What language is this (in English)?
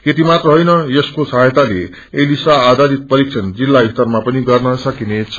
Nepali